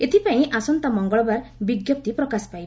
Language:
Odia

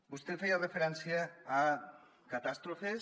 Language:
Catalan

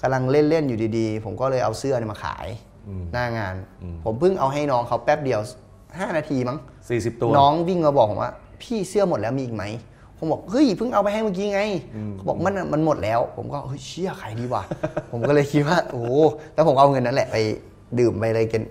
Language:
Thai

